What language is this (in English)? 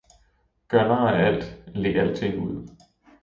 Danish